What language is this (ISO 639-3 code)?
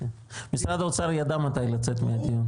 heb